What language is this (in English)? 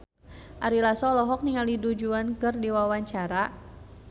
Sundanese